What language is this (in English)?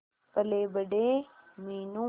Hindi